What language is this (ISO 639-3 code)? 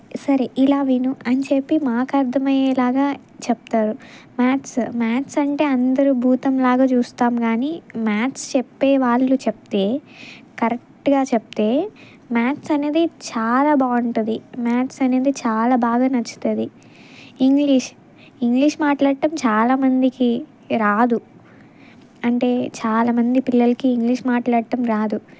tel